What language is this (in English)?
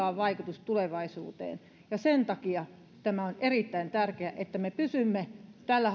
Finnish